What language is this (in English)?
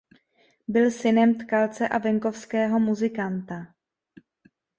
Czech